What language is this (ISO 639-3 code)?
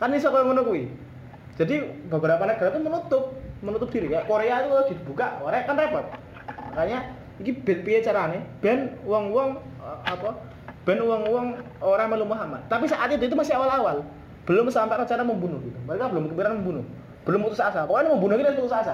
ind